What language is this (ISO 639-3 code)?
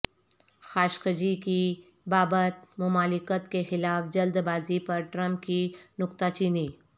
urd